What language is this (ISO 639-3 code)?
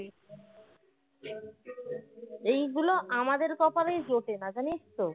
ben